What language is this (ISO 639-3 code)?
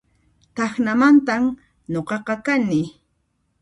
qxp